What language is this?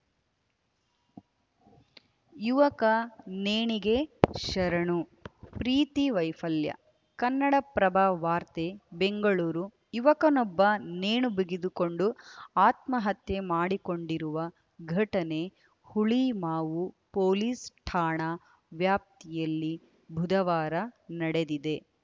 Kannada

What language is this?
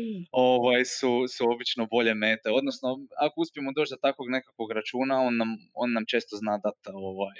Croatian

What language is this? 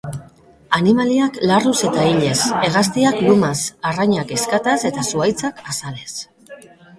Basque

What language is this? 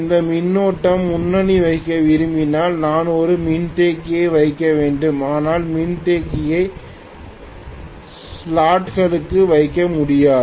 Tamil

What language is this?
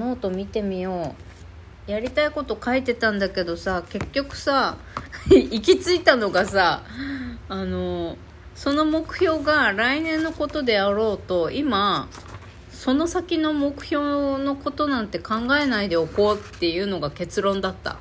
Japanese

